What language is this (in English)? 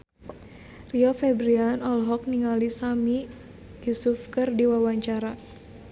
Sundanese